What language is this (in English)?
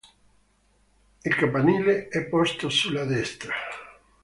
Italian